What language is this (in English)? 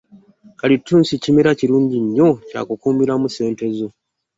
Ganda